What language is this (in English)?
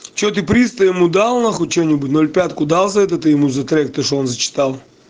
Russian